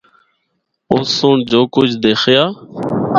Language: Northern Hindko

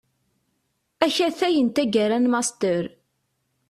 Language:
Kabyle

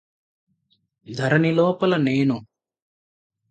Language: Telugu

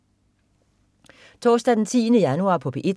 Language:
Danish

